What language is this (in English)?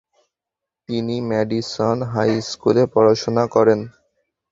Bangla